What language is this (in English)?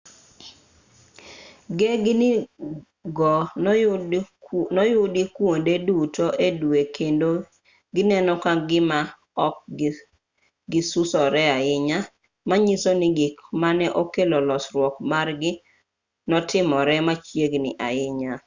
Luo (Kenya and Tanzania)